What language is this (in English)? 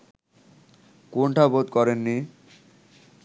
Bangla